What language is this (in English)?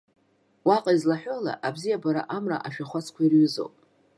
Abkhazian